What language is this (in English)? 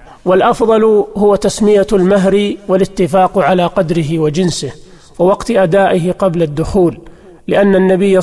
Arabic